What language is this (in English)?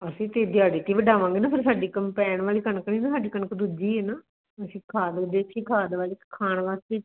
Punjabi